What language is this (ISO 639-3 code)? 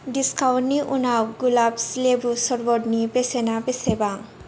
brx